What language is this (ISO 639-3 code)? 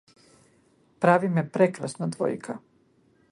mkd